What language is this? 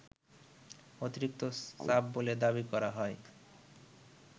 Bangla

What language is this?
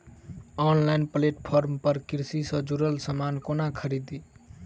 Maithili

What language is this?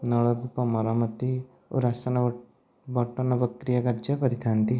Odia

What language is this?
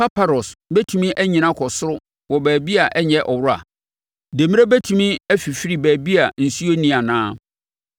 Akan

